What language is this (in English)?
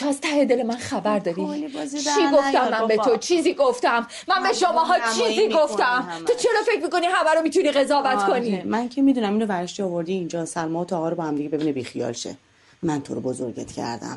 Persian